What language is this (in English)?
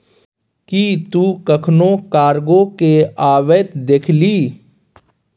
Maithili